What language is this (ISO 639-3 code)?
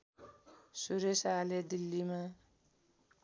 nep